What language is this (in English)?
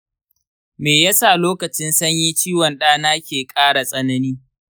Hausa